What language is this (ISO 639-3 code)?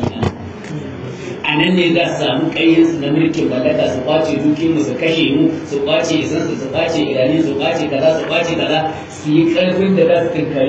ara